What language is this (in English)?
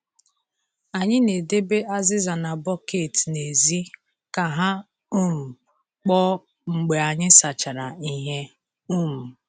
Igbo